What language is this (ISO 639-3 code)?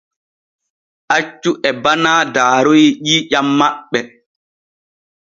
fue